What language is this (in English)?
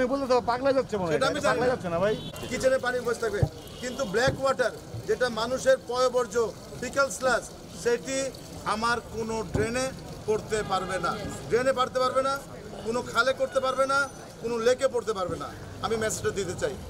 Arabic